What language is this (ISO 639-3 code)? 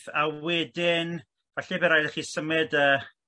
cym